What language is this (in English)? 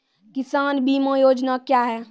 Maithili